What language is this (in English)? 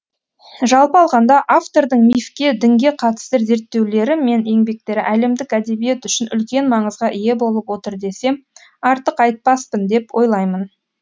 Kazakh